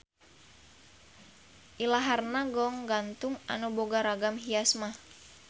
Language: Sundanese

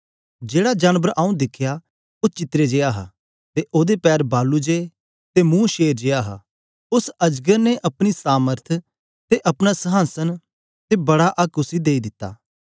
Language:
Dogri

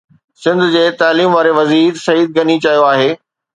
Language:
Sindhi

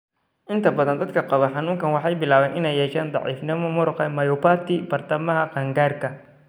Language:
Somali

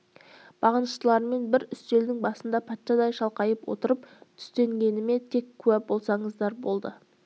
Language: Kazakh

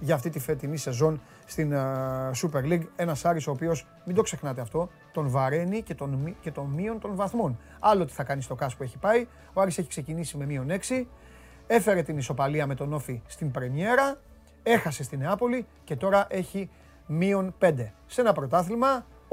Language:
Greek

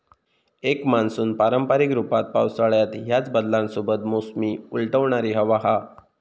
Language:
Marathi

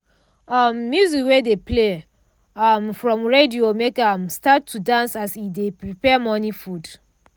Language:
Nigerian Pidgin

